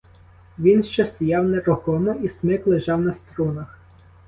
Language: Ukrainian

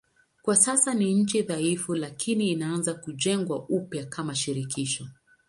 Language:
Swahili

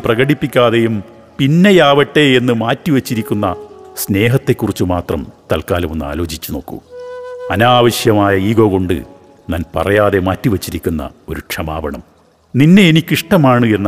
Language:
Malayalam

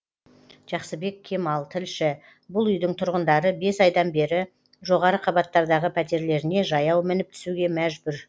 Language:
Kazakh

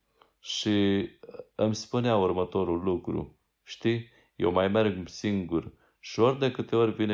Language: Romanian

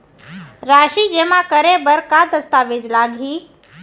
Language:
Chhattisgarhi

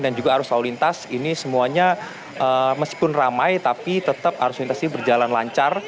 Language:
Indonesian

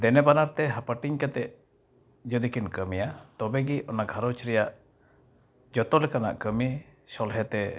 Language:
Santali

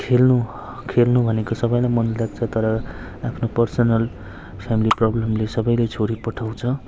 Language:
Nepali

